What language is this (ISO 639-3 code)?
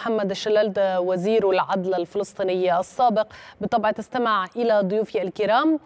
ara